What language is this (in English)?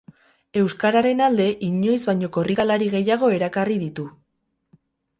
Basque